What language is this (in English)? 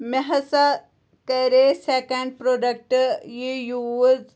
Kashmiri